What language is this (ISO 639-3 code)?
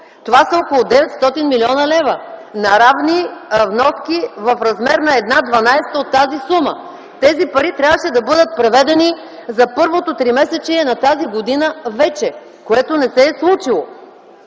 bul